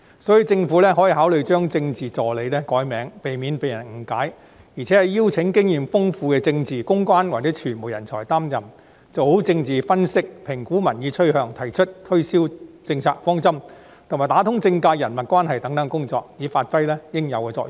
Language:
Cantonese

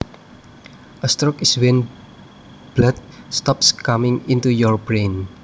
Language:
Javanese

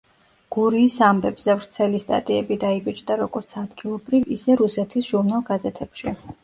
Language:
Georgian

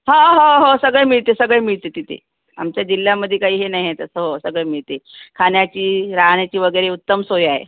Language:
Marathi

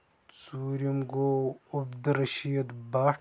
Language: Kashmiri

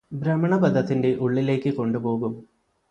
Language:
Malayalam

